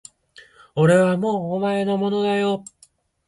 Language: Japanese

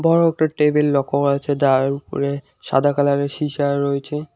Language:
Bangla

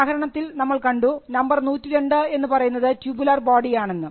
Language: Malayalam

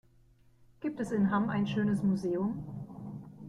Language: German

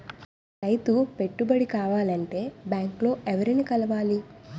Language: Telugu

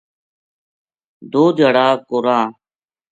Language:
Gujari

